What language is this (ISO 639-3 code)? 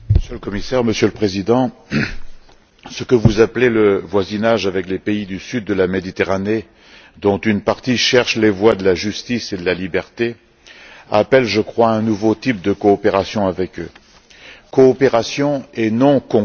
fra